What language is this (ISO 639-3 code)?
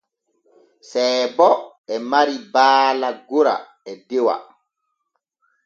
fue